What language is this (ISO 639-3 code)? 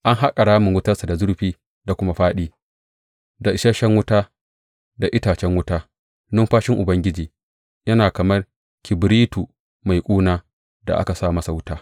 hau